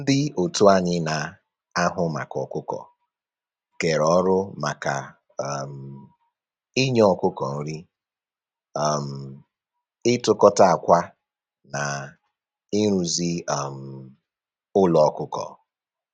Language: Igbo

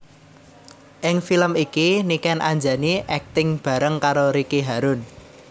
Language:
Javanese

